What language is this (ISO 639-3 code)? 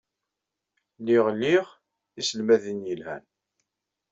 kab